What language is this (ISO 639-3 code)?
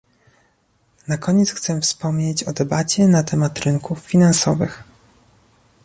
pol